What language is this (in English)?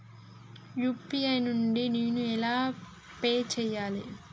Telugu